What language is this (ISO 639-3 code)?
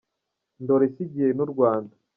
kin